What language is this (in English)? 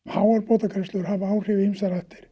Icelandic